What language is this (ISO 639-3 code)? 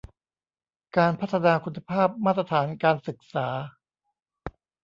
tha